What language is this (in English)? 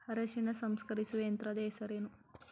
Kannada